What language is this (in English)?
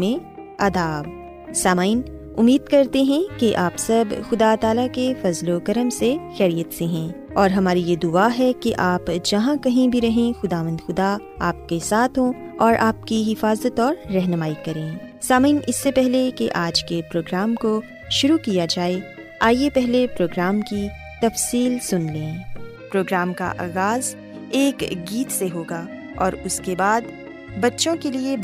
Urdu